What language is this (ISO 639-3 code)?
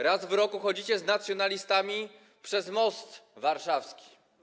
pol